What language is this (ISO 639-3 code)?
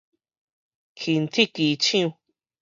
nan